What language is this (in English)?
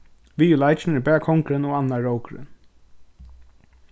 Faroese